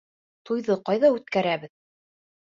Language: Bashkir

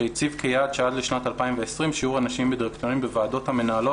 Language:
Hebrew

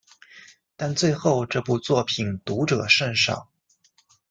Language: Chinese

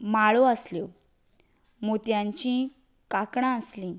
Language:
Konkani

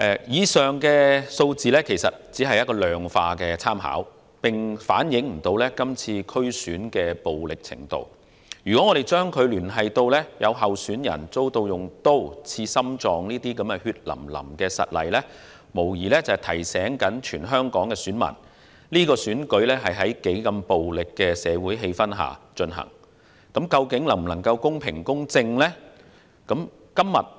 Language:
Cantonese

